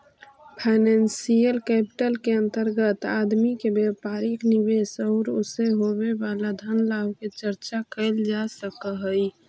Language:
Magahi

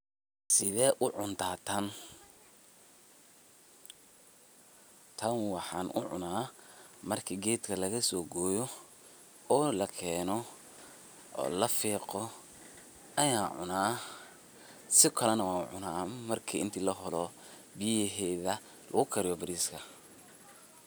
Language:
Somali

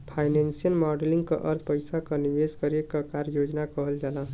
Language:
Bhojpuri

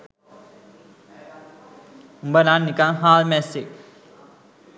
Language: Sinhala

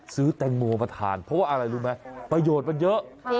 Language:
Thai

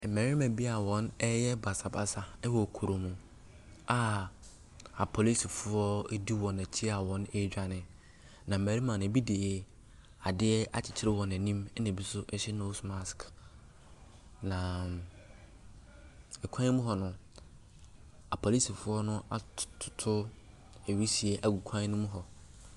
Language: Akan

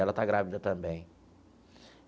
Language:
Portuguese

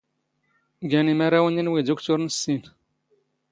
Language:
Standard Moroccan Tamazight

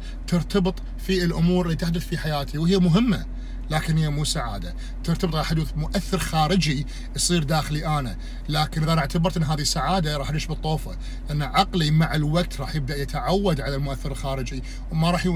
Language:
Arabic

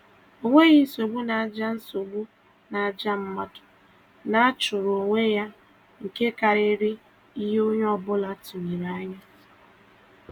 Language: Igbo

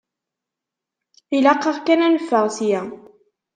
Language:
Kabyle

